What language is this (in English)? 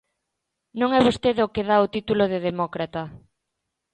Galician